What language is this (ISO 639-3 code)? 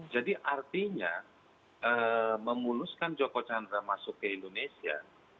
ind